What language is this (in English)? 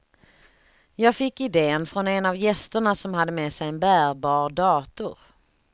Swedish